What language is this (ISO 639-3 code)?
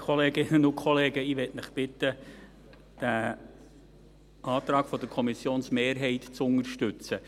gsw